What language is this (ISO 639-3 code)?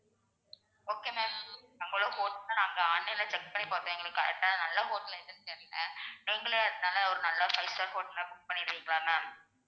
tam